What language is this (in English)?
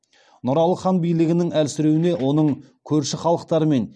Kazakh